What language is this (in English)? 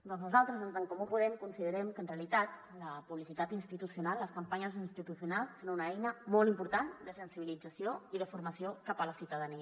Catalan